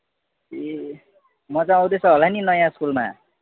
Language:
Nepali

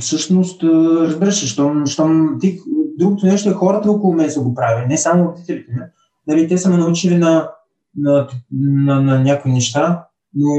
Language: Bulgarian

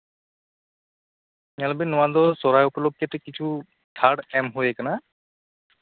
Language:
Santali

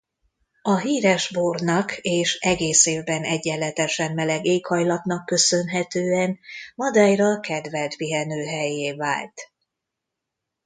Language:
Hungarian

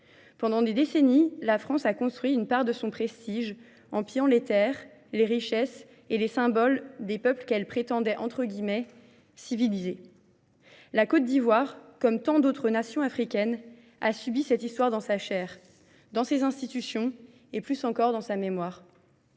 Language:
French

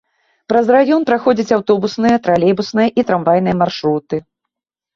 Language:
Belarusian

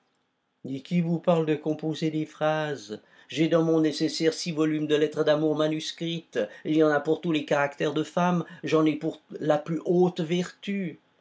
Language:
French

